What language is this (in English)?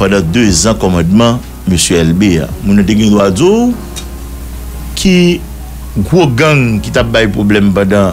French